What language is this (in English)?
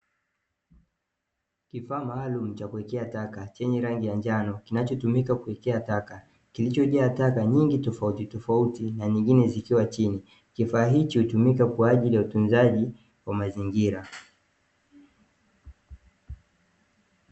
Swahili